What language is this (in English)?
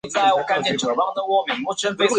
Chinese